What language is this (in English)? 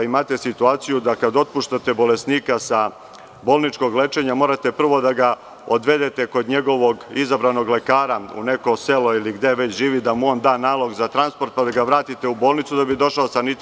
Serbian